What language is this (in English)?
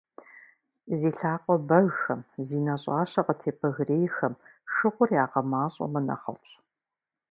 Kabardian